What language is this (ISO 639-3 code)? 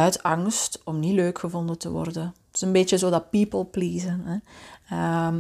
nld